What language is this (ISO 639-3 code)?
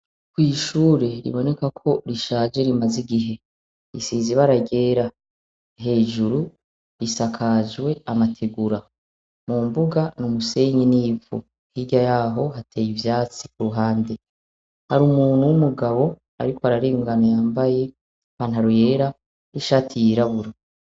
run